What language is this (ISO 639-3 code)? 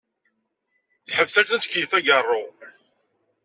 kab